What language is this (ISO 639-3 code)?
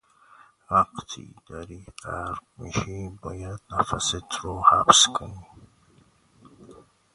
fas